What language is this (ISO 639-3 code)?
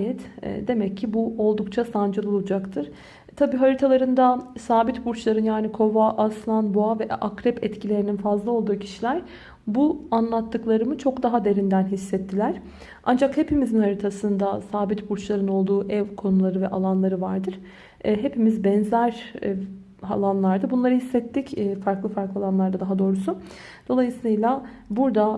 tur